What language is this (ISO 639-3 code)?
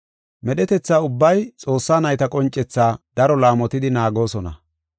gof